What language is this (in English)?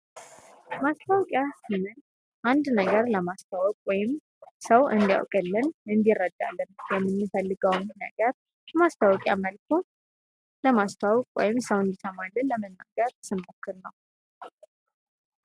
Amharic